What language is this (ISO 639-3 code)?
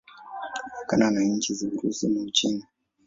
swa